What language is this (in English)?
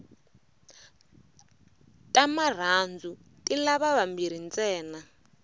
Tsonga